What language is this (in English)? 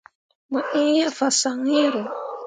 Mundang